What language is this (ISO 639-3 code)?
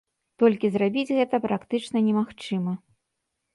bel